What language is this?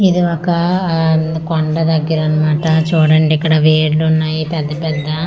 Telugu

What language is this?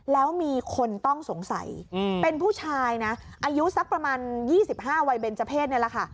Thai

